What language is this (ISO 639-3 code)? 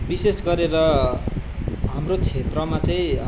nep